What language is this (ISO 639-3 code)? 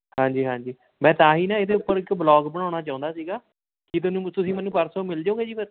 pan